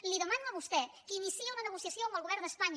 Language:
Catalan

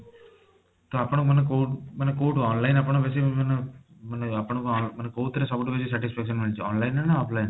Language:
Odia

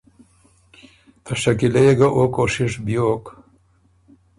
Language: Ormuri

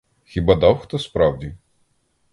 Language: Ukrainian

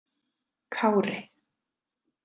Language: Icelandic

